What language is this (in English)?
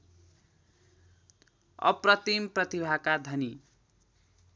Nepali